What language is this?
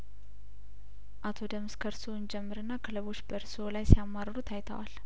Amharic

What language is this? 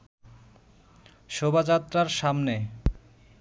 Bangla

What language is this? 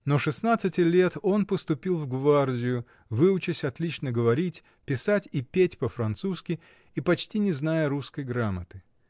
Russian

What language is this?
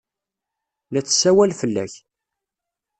Kabyle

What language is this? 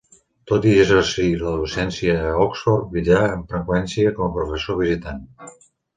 Catalan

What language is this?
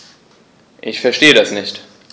German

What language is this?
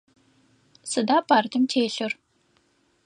Adyghe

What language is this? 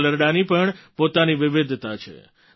Gujarati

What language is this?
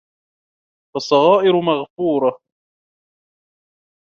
Arabic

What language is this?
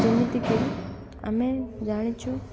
Odia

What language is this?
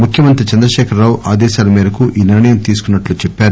Telugu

